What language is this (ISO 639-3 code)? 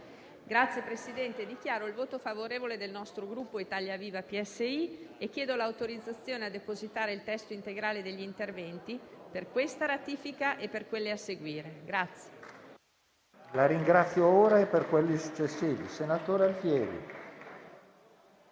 ita